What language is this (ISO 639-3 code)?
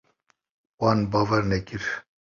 kur